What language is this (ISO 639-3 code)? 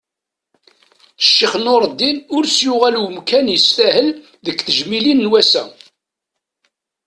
kab